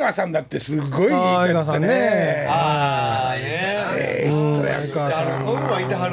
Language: Japanese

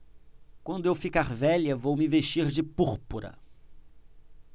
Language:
Portuguese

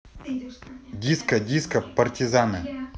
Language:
Russian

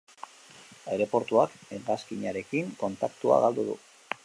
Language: Basque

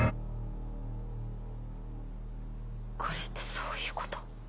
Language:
Japanese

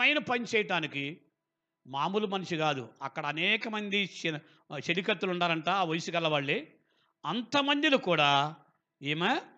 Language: Telugu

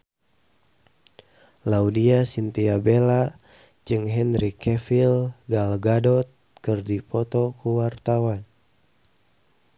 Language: Sundanese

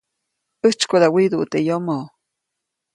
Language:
Copainalá Zoque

